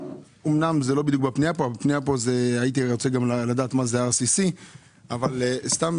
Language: Hebrew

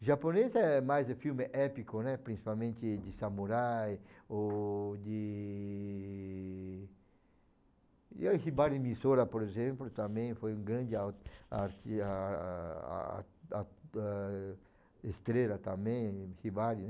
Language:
Portuguese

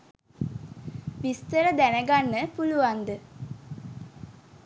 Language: Sinhala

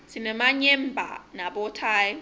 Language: Swati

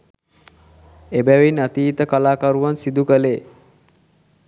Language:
Sinhala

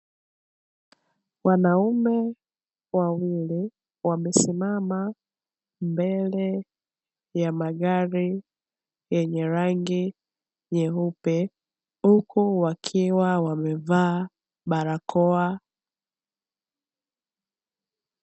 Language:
Swahili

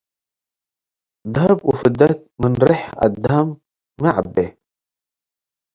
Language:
Tigre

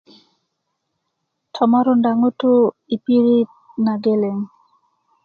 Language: Kuku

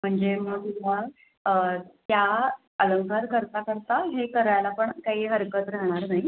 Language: Marathi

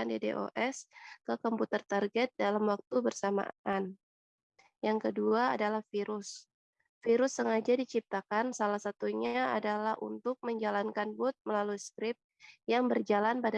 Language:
Indonesian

